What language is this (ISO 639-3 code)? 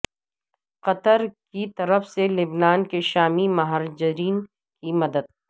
urd